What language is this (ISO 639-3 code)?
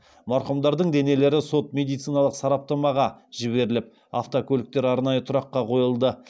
kaz